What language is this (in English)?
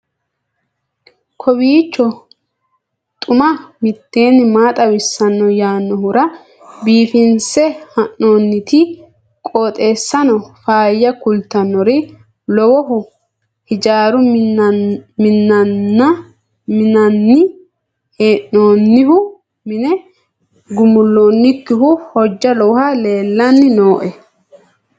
Sidamo